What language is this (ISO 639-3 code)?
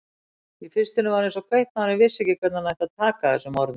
isl